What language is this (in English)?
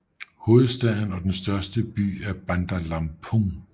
Danish